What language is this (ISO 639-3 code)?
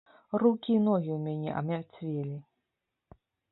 bel